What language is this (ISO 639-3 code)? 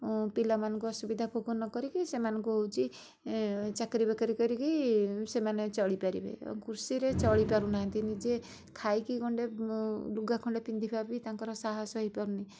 ori